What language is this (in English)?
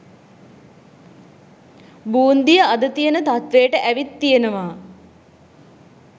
Sinhala